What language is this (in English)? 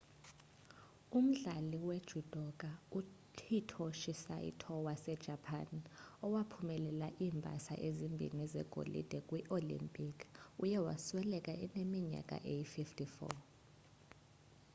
Xhosa